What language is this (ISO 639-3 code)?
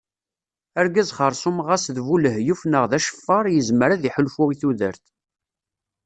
kab